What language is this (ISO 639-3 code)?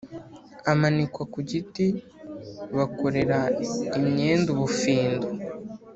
kin